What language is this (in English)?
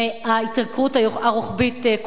Hebrew